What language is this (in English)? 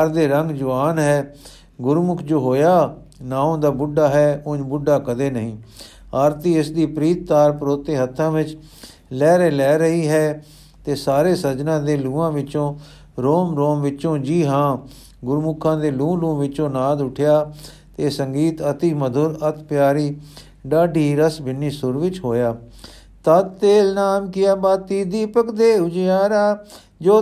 Punjabi